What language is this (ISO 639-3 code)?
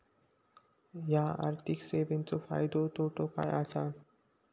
mar